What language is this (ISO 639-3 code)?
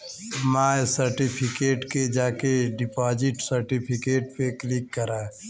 bho